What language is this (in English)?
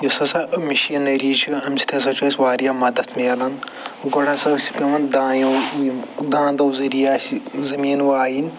Kashmiri